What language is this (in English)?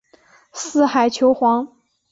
Chinese